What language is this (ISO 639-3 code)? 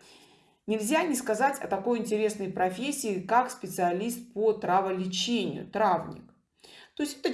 rus